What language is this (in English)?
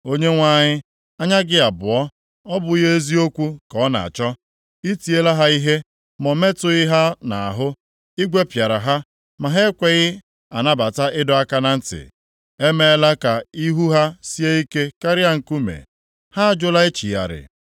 Igbo